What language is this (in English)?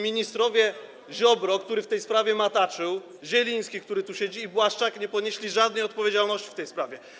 Polish